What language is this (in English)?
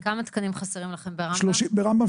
Hebrew